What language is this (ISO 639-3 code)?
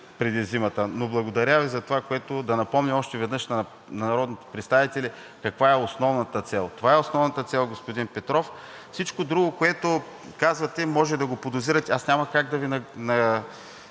bul